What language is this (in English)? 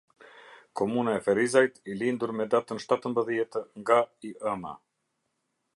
Albanian